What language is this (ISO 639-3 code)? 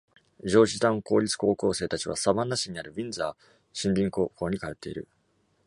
jpn